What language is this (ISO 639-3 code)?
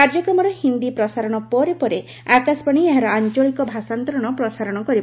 ori